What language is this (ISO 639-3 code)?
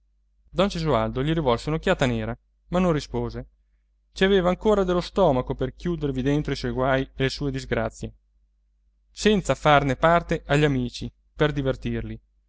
ita